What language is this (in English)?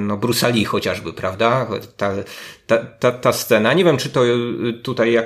Polish